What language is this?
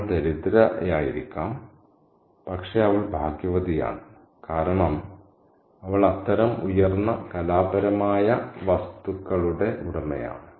Malayalam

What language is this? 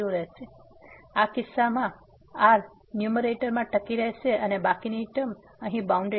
Gujarati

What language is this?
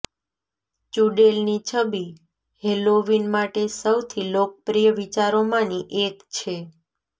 Gujarati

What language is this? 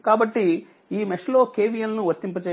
Telugu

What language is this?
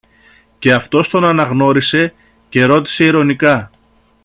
Greek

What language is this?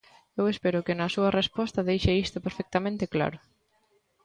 Galician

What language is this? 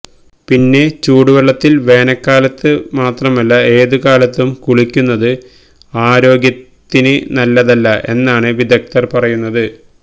Malayalam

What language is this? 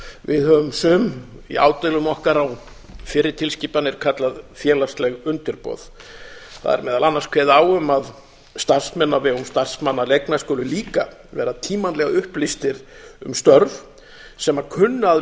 Icelandic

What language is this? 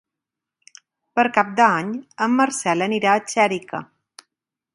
Catalan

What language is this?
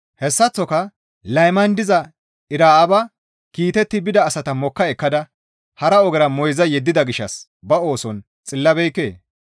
Gamo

